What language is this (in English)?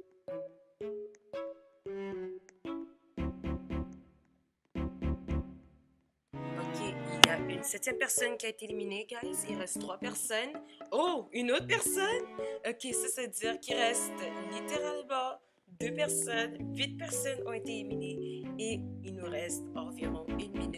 French